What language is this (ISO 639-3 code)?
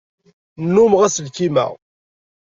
kab